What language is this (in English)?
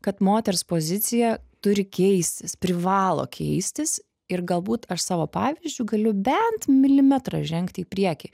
Lithuanian